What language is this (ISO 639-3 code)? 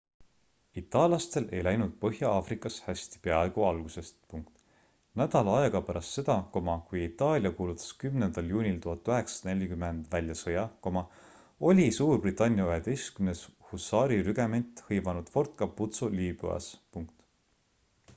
est